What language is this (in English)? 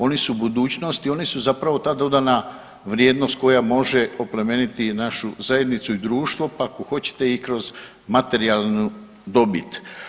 Croatian